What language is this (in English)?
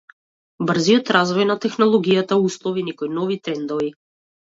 Macedonian